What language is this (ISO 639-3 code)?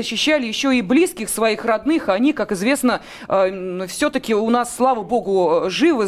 rus